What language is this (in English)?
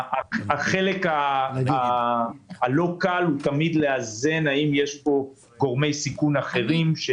Hebrew